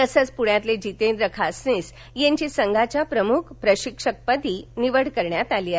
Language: Marathi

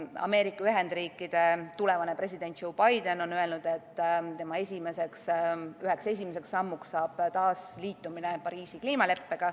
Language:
Estonian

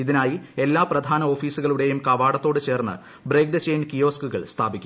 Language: Malayalam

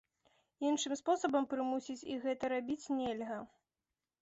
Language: Belarusian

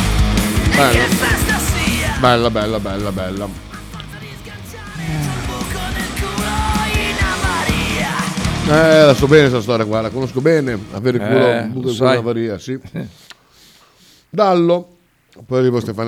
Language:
Italian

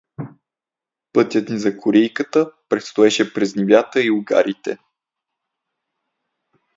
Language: Bulgarian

